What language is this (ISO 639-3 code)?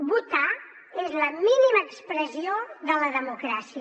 cat